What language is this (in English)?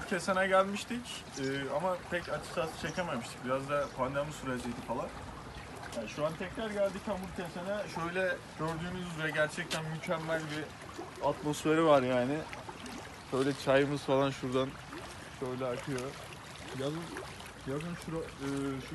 Turkish